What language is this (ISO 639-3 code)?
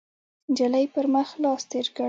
pus